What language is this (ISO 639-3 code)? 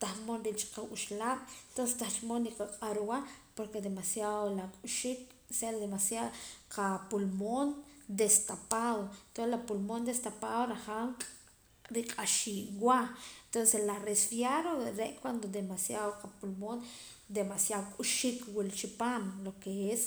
poc